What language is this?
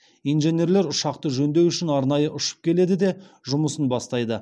Kazakh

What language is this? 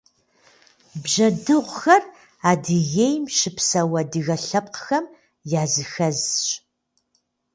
Kabardian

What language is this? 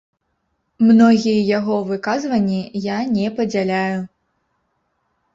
Belarusian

